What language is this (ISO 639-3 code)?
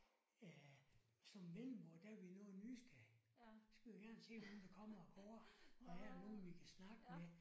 dan